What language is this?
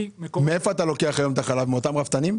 Hebrew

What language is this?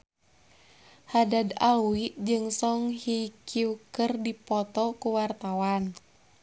Sundanese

